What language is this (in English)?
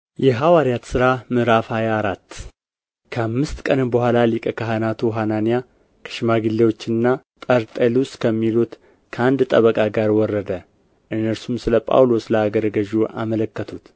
Amharic